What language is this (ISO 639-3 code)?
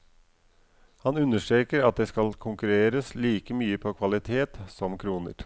nor